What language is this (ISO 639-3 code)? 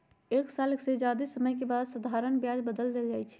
mag